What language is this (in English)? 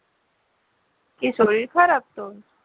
Bangla